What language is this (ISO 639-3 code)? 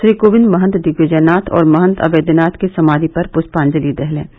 hin